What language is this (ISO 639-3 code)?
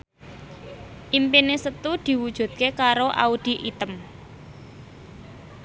jav